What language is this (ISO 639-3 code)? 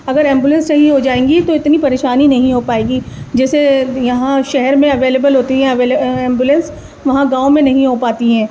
urd